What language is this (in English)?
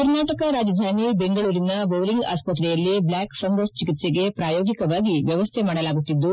Kannada